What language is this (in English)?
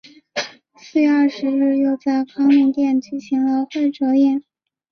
Chinese